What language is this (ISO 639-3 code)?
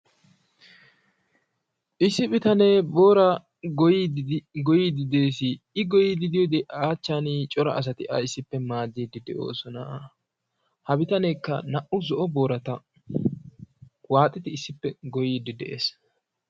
wal